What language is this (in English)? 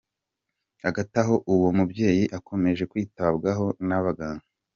Kinyarwanda